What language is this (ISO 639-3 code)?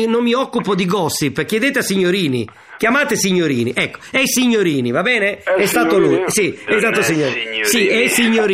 ita